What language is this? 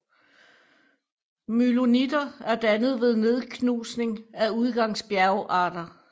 Danish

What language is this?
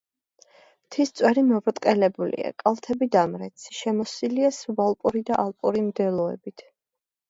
Georgian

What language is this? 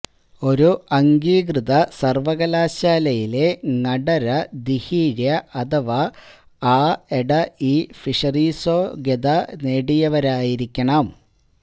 Malayalam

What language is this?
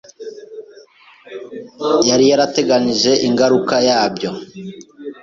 Kinyarwanda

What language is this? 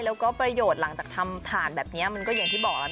Thai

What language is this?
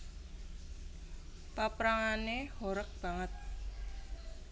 Javanese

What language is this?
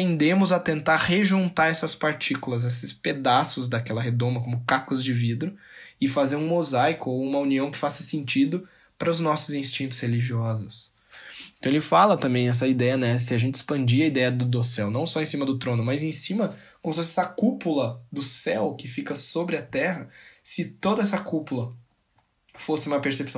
Portuguese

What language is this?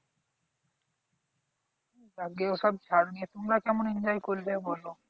Bangla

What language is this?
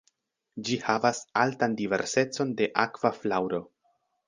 Esperanto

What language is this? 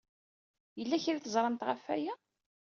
Kabyle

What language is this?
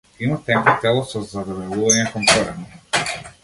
Macedonian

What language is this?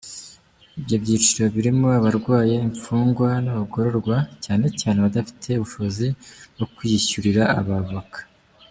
Kinyarwanda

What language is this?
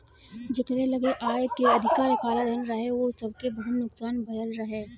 Bhojpuri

